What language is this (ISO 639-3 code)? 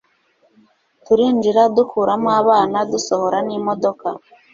kin